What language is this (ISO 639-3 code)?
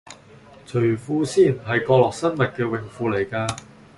yue